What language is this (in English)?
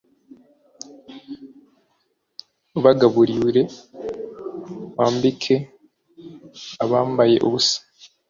Kinyarwanda